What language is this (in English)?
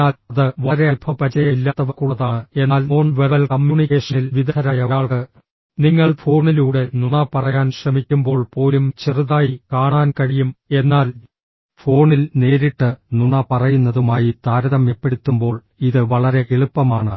Malayalam